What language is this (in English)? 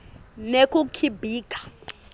Swati